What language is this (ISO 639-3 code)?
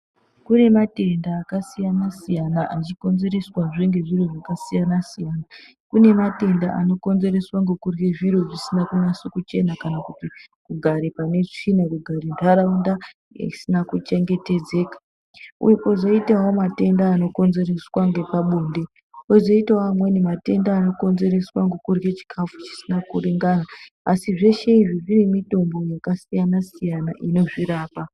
ndc